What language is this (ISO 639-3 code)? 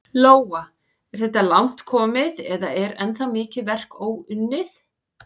isl